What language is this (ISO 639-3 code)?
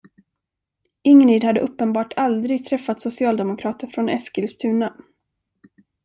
swe